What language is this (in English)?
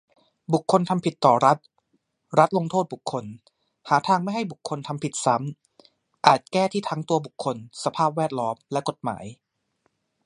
Thai